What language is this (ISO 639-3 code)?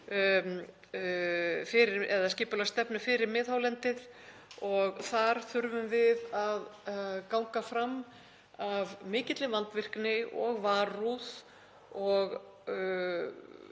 isl